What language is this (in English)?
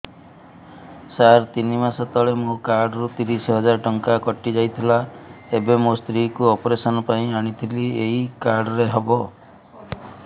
Odia